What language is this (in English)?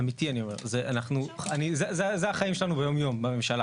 Hebrew